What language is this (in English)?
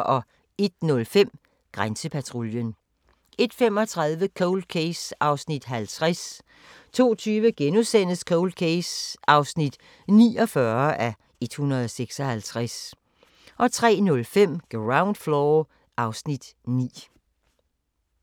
Danish